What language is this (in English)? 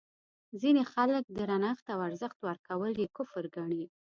Pashto